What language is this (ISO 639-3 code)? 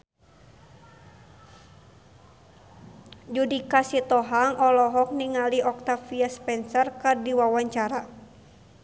sun